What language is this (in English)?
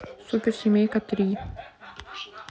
Russian